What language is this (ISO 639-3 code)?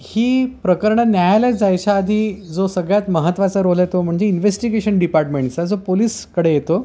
mar